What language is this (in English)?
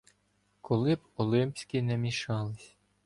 Ukrainian